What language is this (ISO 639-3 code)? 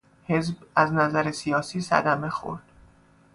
fas